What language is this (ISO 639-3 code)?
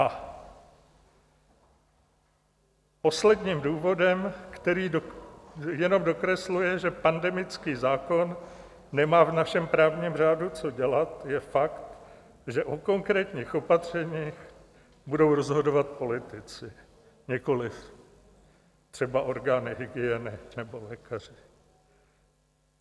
ces